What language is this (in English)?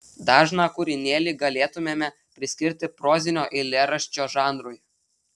Lithuanian